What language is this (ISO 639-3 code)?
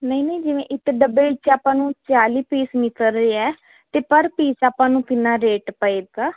pan